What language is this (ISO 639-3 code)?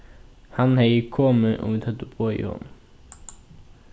fao